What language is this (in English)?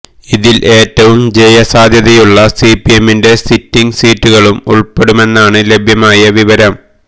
Malayalam